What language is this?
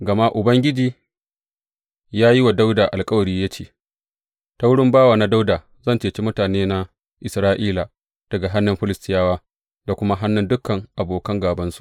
Hausa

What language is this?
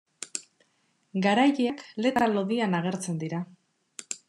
Basque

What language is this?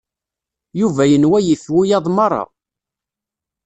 Kabyle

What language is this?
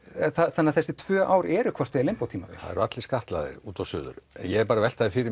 Icelandic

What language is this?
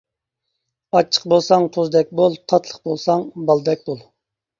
Uyghur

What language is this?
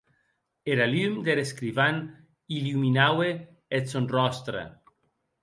Occitan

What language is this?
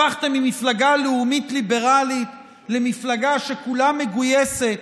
Hebrew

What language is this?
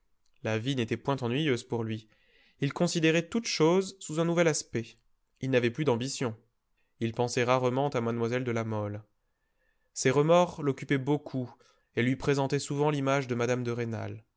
French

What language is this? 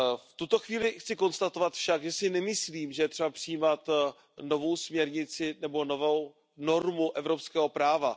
Czech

